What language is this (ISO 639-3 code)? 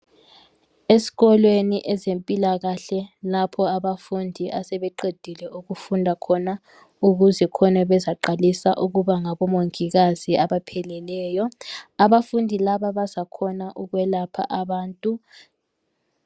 nde